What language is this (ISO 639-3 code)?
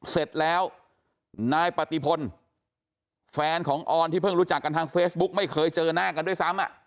tha